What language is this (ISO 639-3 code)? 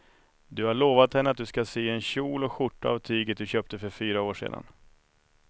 swe